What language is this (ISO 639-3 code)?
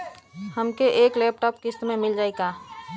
bho